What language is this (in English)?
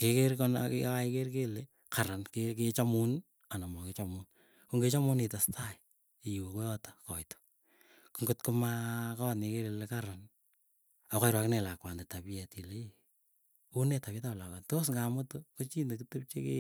Keiyo